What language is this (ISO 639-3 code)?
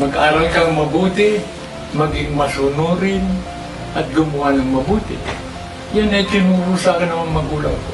fil